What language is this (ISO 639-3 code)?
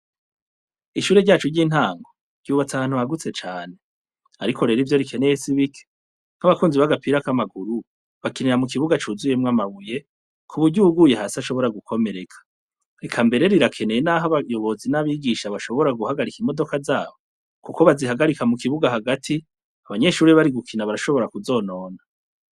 run